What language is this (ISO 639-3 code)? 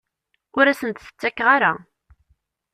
kab